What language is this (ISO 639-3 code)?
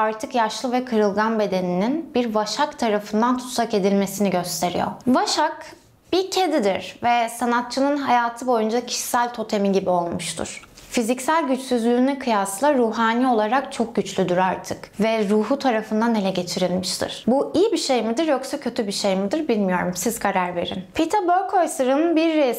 tur